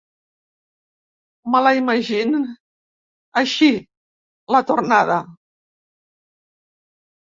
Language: Catalan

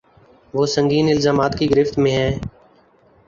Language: Urdu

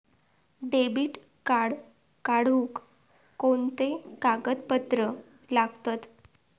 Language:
Marathi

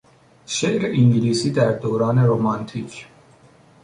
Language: Persian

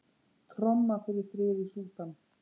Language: Icelandic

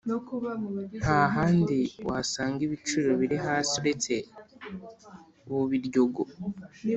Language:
Kinyarwanda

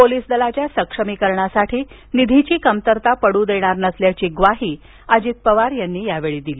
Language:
Marathi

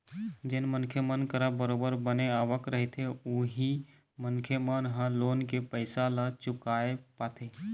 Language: Chhattisgarhi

